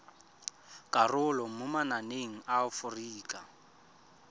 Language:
Tswana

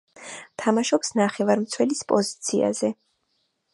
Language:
Georgian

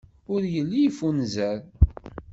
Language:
Kabyle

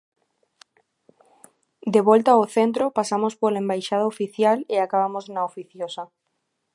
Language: Galician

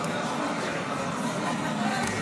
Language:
Hebrew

